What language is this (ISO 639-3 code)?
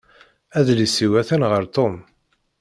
kab